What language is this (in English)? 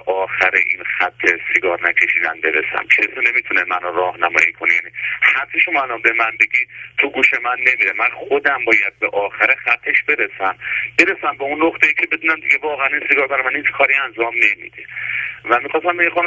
Persian